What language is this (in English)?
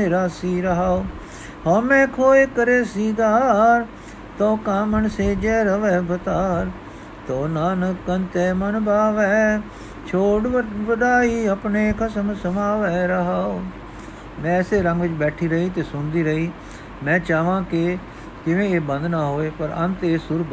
Punjabi